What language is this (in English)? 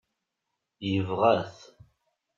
Kabyle